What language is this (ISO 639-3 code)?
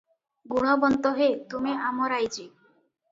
ori